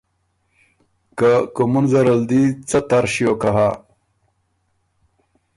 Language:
Ormuri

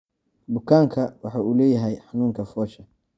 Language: Somali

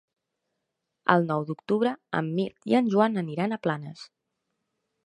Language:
Catalan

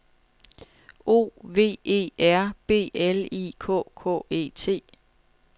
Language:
Danish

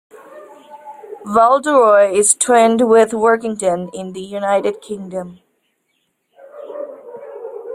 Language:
English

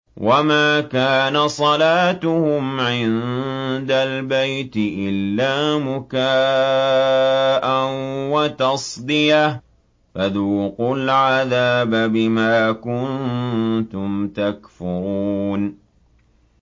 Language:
Arabic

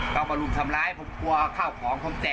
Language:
Thai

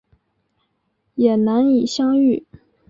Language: Chinese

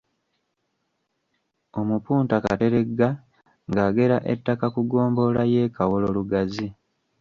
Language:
Ganda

